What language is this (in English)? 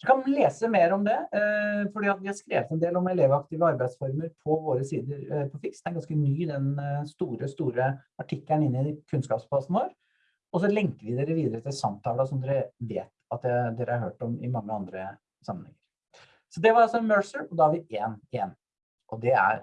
Norwegian